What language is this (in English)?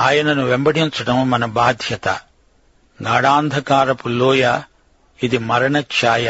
Telugu